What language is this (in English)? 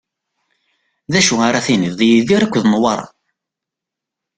Kabyle